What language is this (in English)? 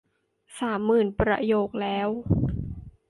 Thai